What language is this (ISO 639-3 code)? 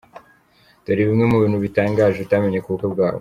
kin